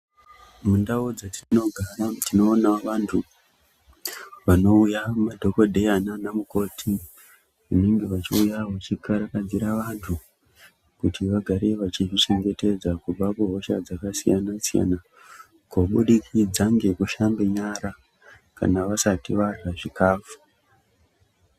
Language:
Ndau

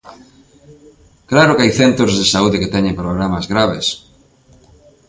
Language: Galician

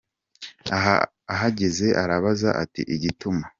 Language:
Kinyarwanda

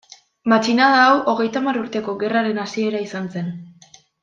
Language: Basque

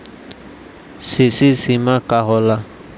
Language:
Bhojpuri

